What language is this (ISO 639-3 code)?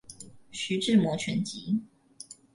zho